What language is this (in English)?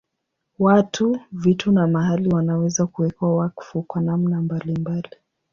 Swahili